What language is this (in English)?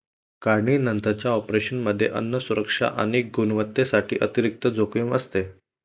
Marathi